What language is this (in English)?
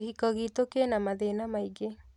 Kikuyu